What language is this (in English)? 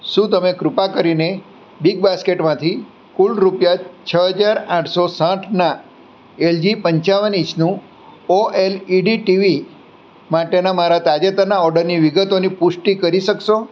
Gujarati